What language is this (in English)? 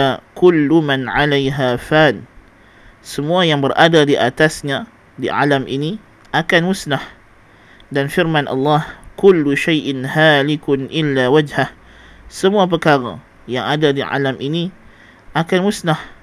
Malay